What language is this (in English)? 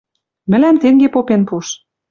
Western Mari